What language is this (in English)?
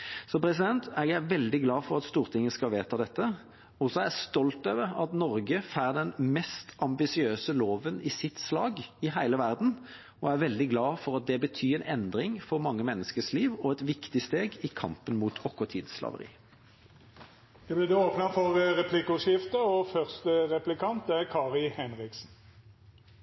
Norwegian